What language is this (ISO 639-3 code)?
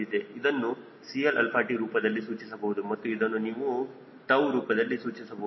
kan